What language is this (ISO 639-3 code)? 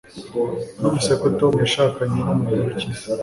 kin